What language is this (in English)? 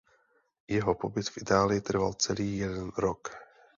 Czech